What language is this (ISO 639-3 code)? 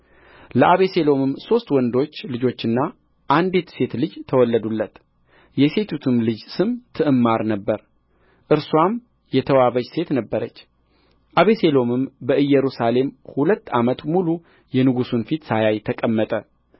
amh